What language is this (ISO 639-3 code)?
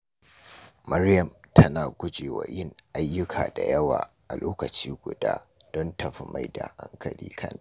hau